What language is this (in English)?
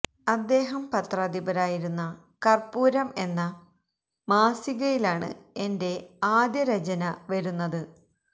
Malayalam